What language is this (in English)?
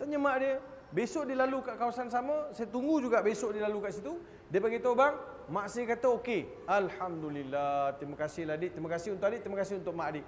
Malay